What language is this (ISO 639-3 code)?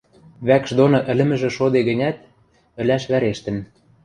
mrj